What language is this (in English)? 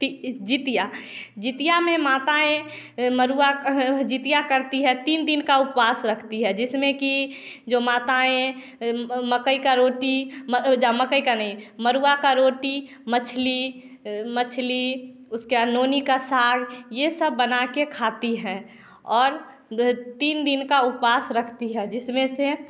Hindi